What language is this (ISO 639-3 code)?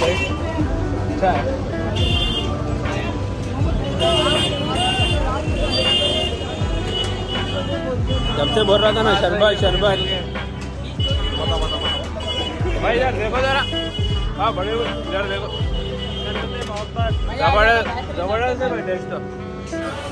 hin